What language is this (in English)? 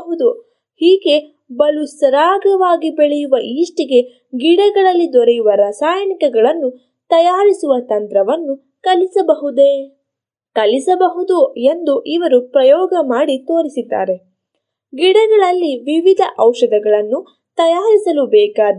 Kannada